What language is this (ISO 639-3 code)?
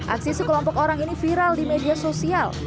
ind